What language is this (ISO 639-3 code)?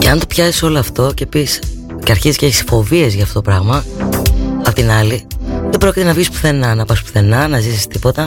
ell